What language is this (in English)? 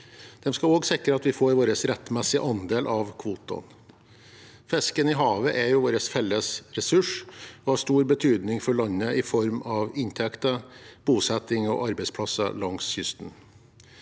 Norwegian